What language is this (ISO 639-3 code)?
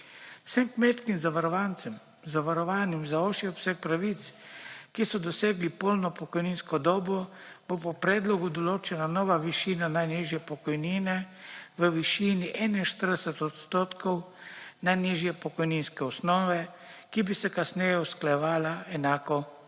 slv